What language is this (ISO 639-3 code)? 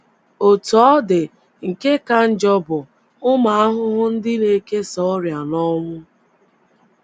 ibo